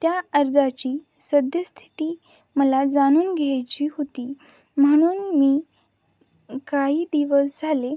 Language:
Marathi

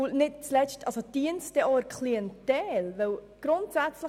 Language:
Swiss German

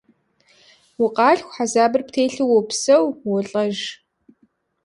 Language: Kabardian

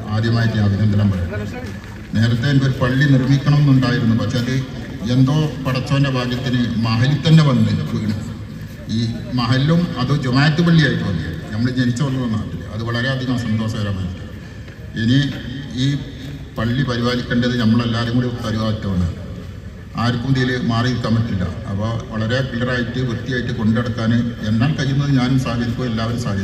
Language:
Malayalam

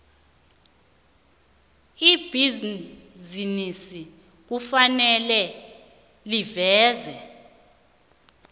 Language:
South Ndebele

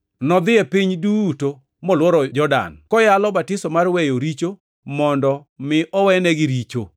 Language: Luo (Kenya and Tanzania)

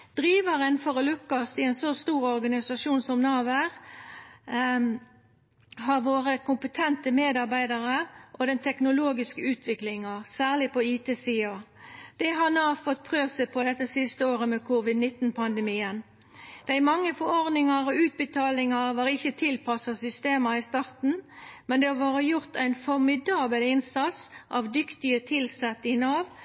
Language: Norwegian Nynorsk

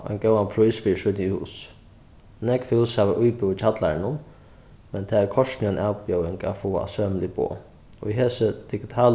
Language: Faroese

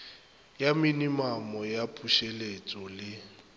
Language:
Northern Sotho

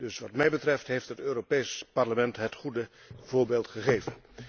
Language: Dutch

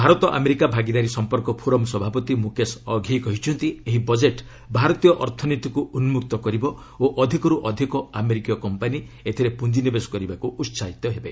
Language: Odia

